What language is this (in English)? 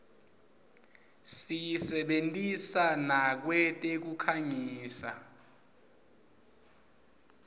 Swati